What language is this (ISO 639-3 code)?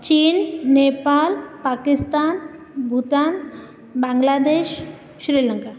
san